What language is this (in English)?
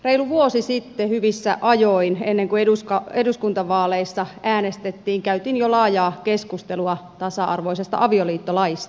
Finnish